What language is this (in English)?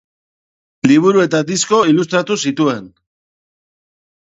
Basque